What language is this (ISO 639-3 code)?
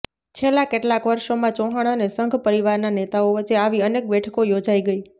guj